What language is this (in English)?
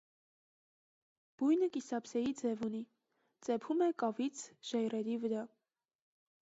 Armenian